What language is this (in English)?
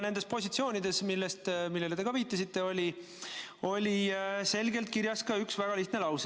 Estonian